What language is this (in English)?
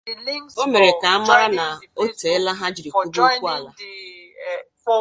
Igbo